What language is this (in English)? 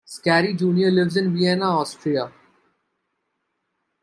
English